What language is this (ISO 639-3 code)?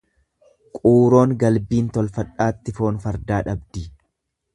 orm